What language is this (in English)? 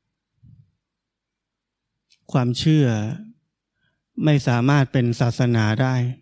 Thai